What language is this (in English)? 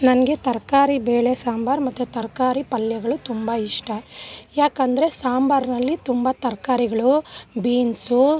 Kannada